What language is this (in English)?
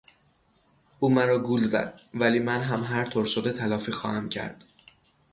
Persian